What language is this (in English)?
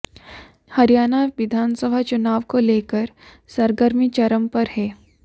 Hindi